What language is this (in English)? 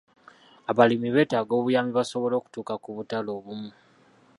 Ganda